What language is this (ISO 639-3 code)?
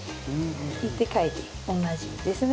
jpn